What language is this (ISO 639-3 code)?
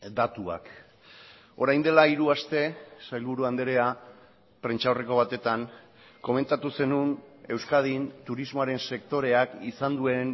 eus